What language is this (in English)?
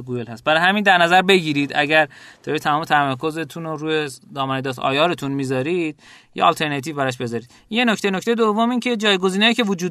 Persian